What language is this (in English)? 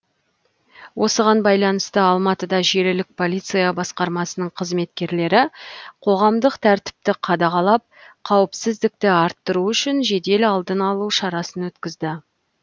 Kazakh